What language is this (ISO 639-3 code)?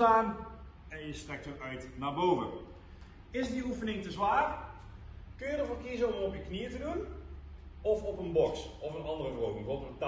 nld